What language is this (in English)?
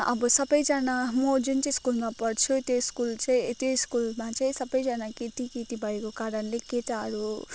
Nepali